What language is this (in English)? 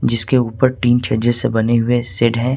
Hindi